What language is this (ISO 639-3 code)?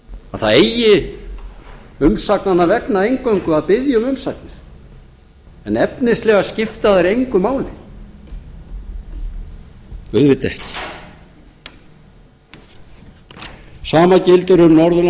isl